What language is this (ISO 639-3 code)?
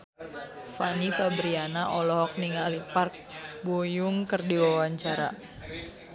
sun